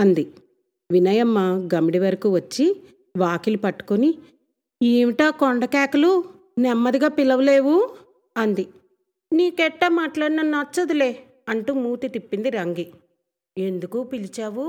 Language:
Telugu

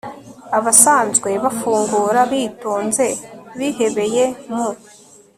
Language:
Kinyarwanda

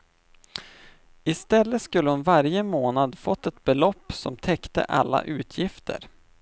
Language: Swedish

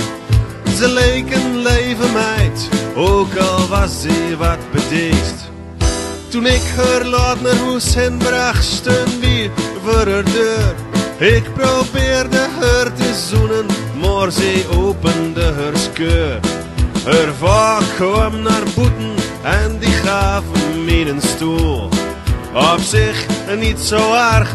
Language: Dutch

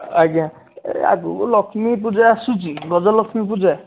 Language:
Odia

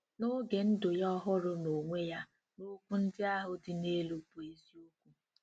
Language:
Igbo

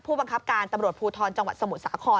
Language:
Thai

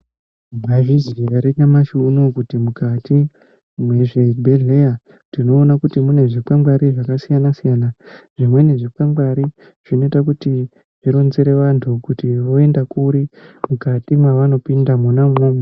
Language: Ndau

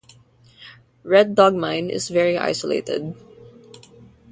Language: English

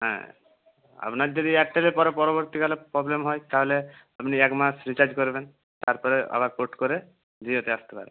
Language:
Bangla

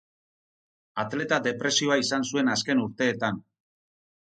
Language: Basque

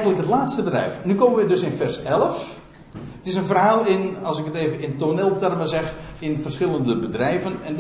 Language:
Dutch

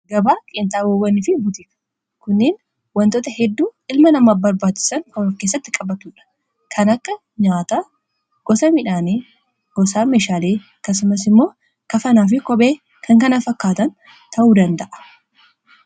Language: Oromo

